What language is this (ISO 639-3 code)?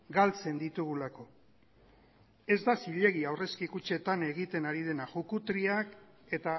eus